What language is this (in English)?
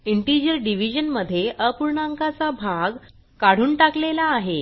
Marathi